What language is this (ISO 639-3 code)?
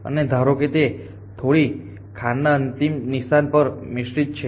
guj